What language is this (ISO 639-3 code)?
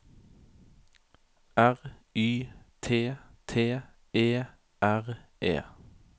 nor